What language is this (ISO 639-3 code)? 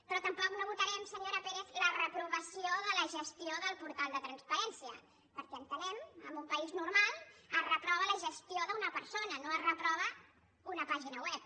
cat